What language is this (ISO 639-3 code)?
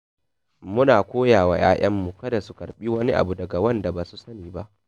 hau